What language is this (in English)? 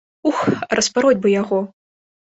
Belarusian